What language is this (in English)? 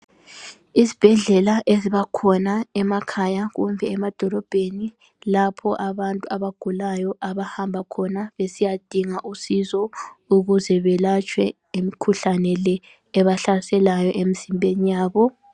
North Ndebele